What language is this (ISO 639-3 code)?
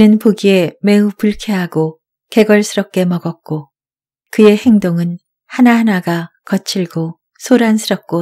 kor